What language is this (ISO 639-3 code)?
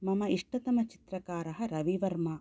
san